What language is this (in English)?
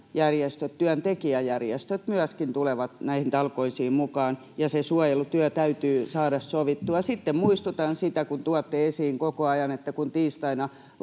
Finnish